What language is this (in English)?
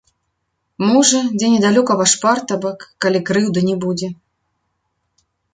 Belarusian